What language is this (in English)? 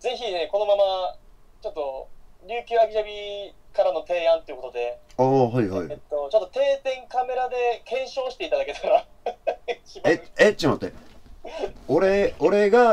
Japanese